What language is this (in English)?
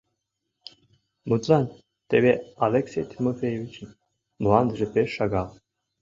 Mari